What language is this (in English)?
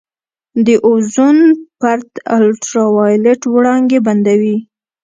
Pashto